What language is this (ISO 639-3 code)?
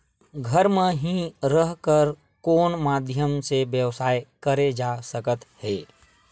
hne